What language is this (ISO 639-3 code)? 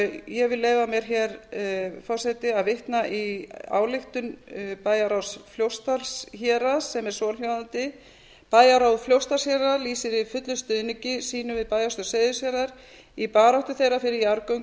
isl